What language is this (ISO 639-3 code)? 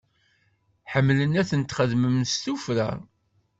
kab